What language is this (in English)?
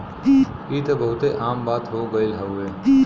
Bhojpuri